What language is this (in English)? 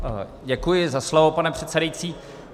Czech